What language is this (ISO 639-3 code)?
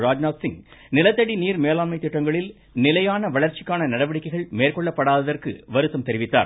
tam